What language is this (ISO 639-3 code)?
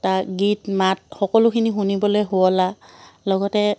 asm